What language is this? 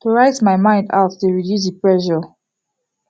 Nigerian Pidgin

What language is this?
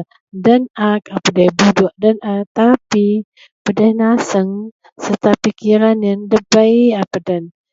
Central Melanau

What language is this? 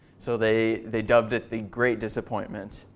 English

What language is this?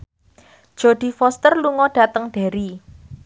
Javanese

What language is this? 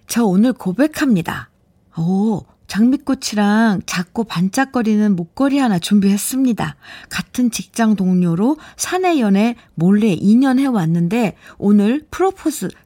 Korean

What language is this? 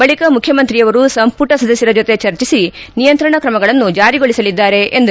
Kannada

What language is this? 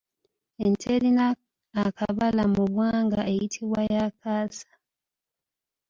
Ganda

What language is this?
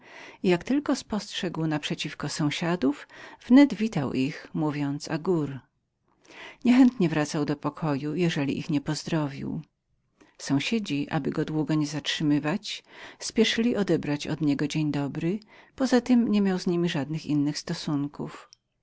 Polish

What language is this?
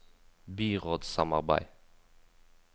Norwegian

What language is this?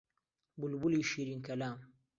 Central Kurdish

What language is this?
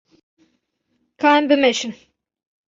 Kurdish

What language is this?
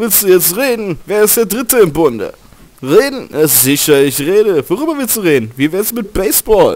German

